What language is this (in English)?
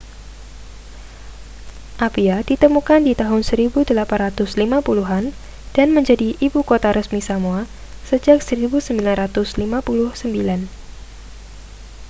Indonesian